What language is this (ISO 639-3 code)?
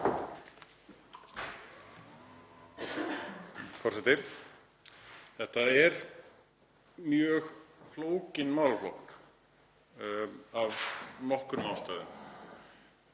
isl